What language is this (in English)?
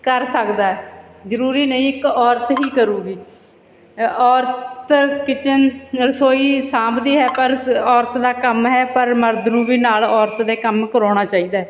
Punjabi